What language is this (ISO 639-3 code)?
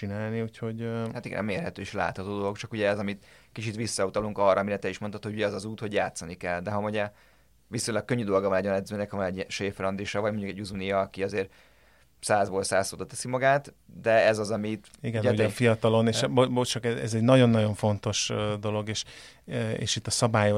hun